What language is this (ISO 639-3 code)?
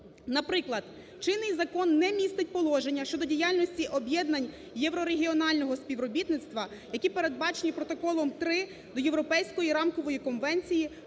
ukr